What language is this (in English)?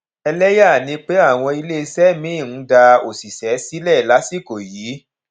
Yoruba